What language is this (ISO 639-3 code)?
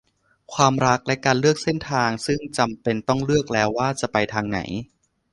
tha